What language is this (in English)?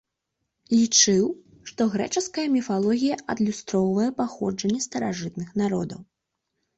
Belarusian